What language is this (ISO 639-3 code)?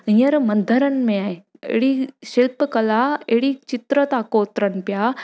snd